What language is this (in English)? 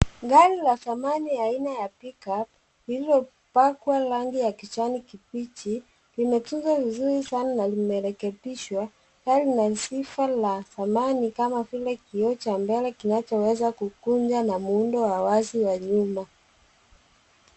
Swahili